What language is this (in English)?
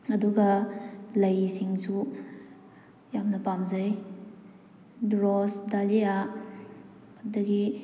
Manipuri